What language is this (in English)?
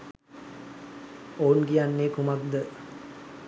Sinhala